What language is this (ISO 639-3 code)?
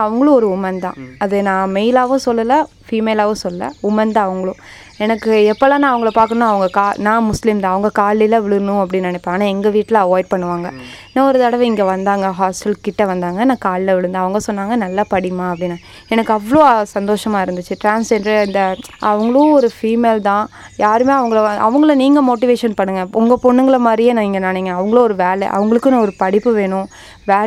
tam